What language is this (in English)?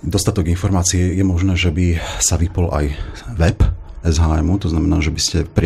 Slovak